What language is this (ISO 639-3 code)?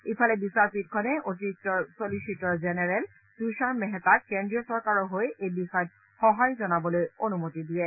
asm